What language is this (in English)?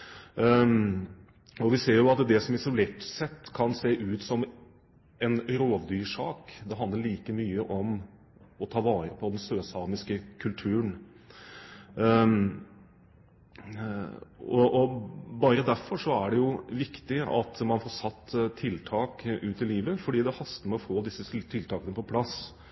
Norwegian Bokmål